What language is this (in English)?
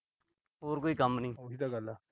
Punjabi